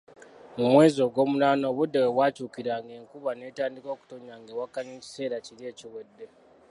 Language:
Ganda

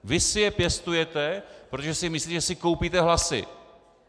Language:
Czech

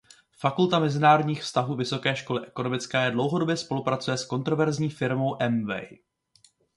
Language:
Czech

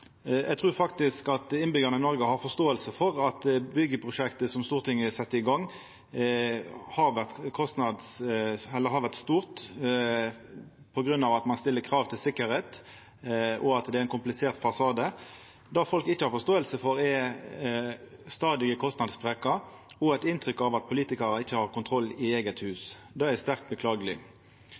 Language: Norwegian Nynorsk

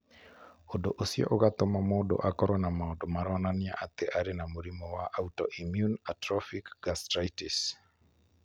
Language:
Kikuyu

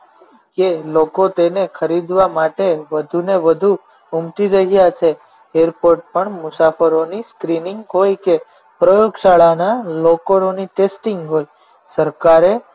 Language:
Gujarati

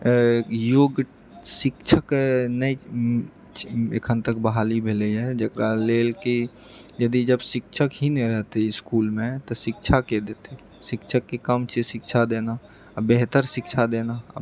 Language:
Maithili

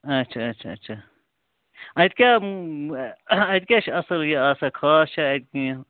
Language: Kashmiri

